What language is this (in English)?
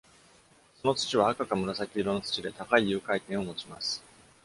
Japanese